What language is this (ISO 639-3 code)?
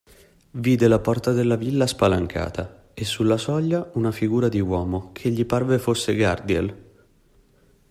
ita